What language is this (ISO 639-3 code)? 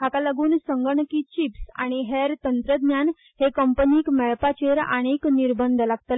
kok